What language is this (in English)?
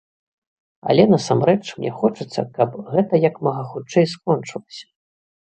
Belarusian